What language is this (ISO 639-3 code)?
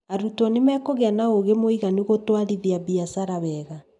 kik